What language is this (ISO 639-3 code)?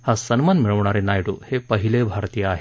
mar